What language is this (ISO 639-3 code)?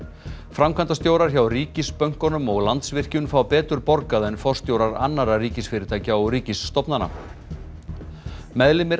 isl